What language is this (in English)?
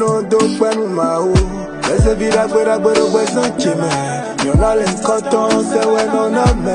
Arabic